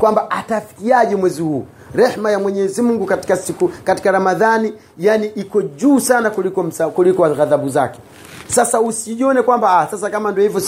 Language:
Swahili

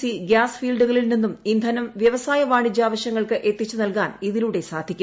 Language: Malayalam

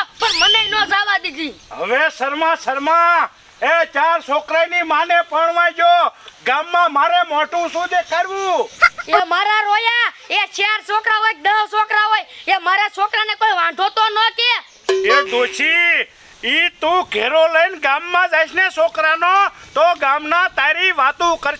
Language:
Thai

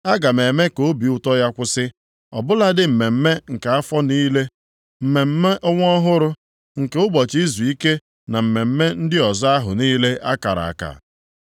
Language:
Igbo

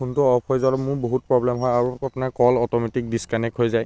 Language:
Assamese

